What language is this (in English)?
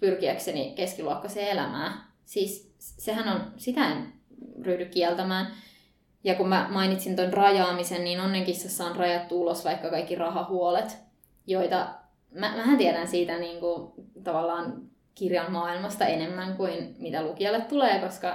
Finnish